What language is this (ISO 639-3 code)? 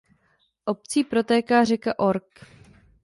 ces